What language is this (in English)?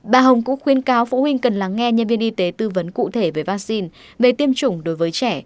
Vietnamese